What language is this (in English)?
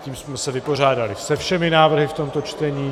Czech